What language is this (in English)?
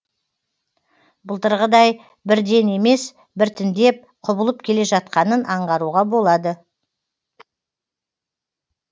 Kazakh